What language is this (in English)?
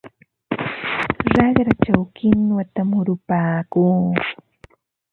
Ambo-Pasco Quechua